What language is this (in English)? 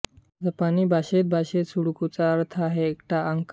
Marathi